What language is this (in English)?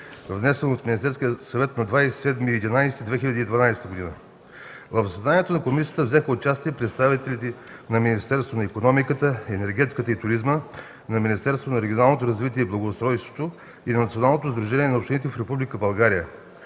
Bulgarian